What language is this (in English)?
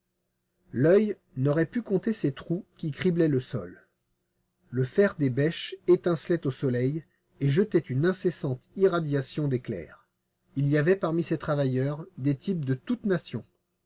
French